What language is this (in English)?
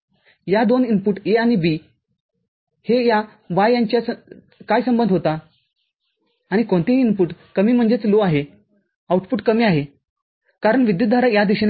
Marathi